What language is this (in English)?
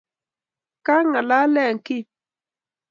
Kalenjin